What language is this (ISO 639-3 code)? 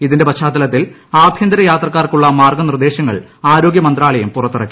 mal